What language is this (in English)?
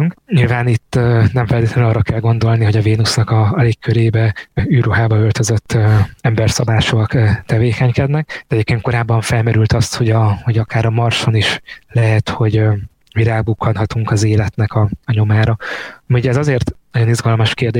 Hungarian